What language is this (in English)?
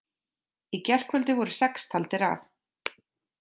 Icelandic